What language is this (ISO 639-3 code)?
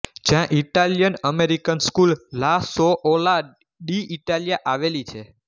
guj